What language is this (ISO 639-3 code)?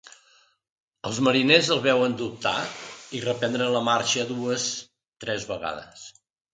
cat